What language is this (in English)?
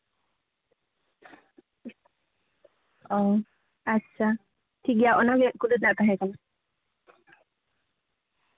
Santali